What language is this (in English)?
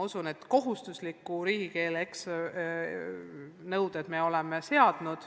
Estonian